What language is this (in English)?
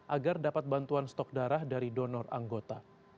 Indonesian